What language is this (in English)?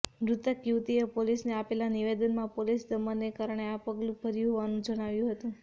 Gujarati